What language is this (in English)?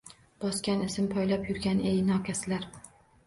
Uzbek